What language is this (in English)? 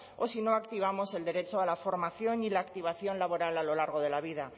Spanish